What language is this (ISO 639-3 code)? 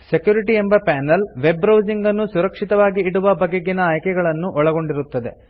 kan